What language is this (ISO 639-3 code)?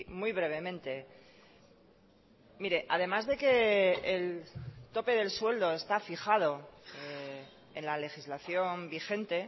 spa